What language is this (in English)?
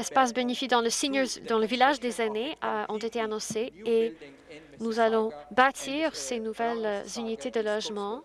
French